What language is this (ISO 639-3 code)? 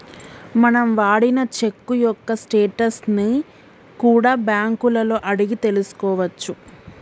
tel